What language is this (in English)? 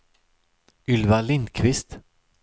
Swedish